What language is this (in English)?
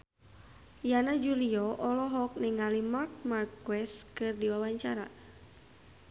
Sundanese